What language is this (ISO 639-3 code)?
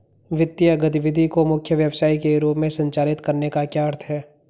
hin